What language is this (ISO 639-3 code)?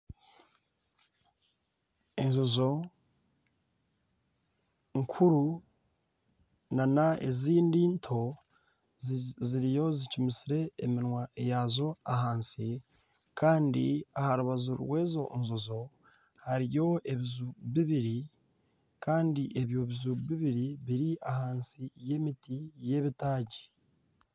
nyn